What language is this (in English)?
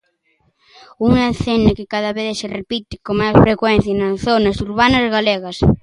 Galician